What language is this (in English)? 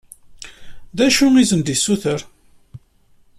Kabyle